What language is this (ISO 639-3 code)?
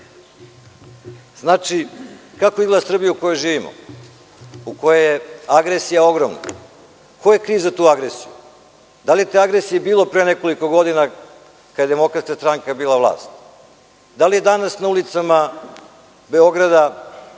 srp